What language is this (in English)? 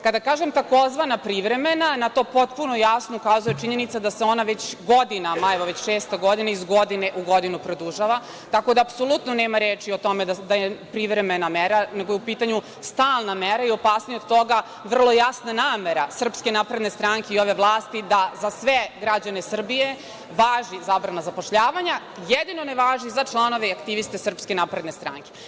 Serbian